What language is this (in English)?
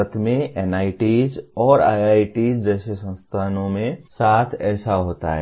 Hindi